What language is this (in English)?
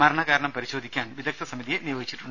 Malayalam